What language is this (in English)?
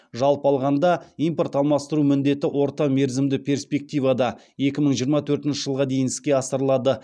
Kazakh